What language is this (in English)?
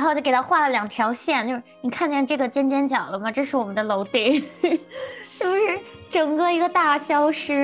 Chinese